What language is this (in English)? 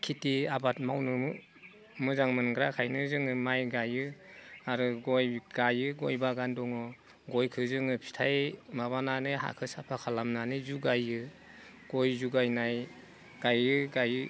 Bodo